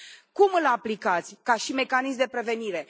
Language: Romanian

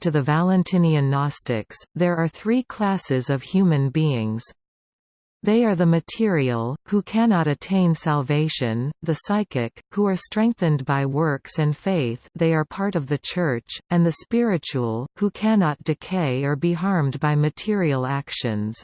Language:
English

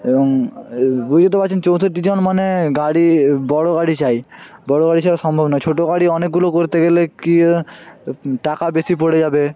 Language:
Bangla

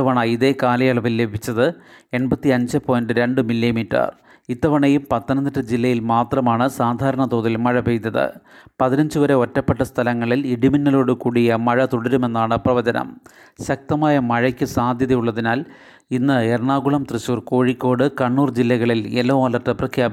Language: Malayalam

